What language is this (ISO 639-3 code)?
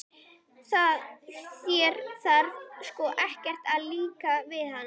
isl